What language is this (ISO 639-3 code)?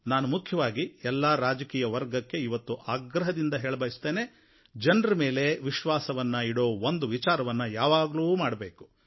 kan